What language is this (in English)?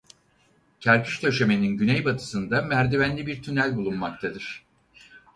Turkish